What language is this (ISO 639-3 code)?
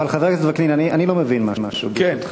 heb